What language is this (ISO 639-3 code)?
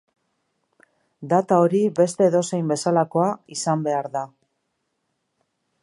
eus